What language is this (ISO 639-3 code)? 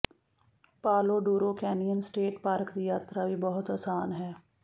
pan